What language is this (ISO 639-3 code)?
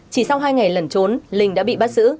vie